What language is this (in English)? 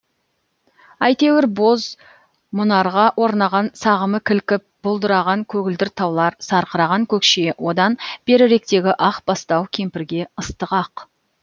Kazakh